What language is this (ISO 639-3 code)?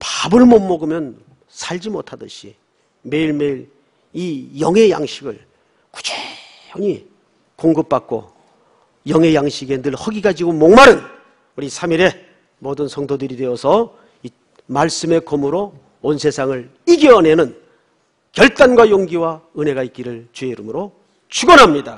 kor